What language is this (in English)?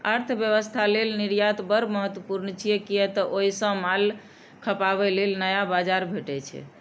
Maithili